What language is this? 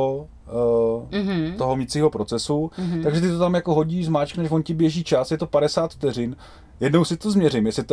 Czech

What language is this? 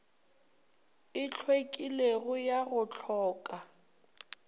Northern Sotho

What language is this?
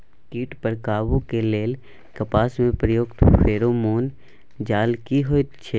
Maithili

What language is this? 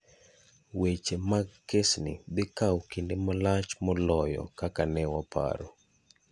Luo (Kenya and Tanzania)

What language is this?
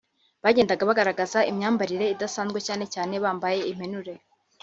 Kinyarwanda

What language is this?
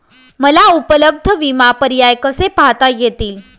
Marathi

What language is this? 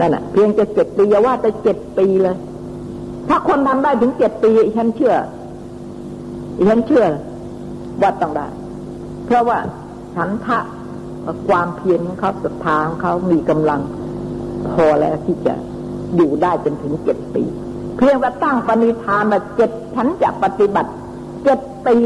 Thai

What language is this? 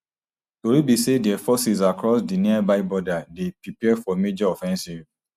Nigerian Pidgin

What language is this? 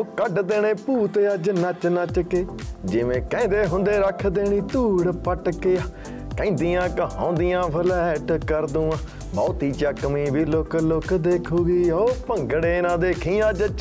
Punjabi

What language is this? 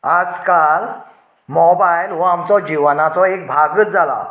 Konkani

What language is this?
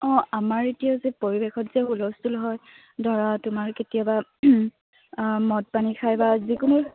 Assamese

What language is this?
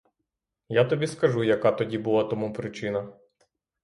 Ukrainian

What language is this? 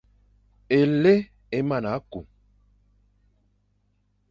Fang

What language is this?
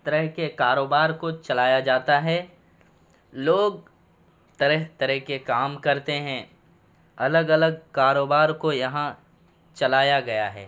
Urdu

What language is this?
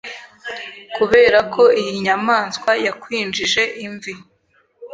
Kinyarwanda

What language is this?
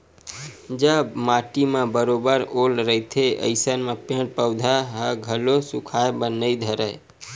Chhattisgarhi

